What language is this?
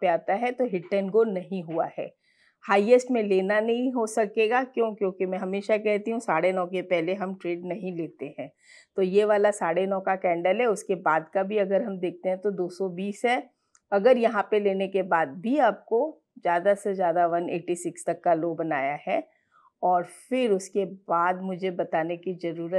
Hindi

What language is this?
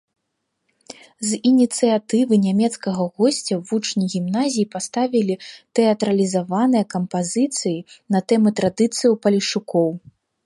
Belarusian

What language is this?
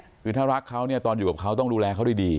Thai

